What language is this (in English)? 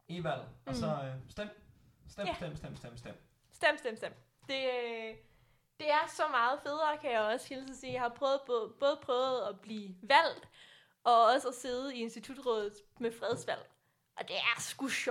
Danish